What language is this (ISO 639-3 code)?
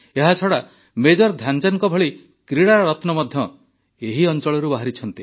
ori